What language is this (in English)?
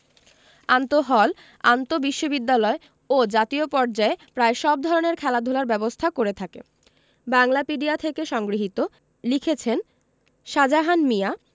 Bangla